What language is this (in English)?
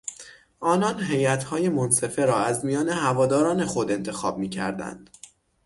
Persian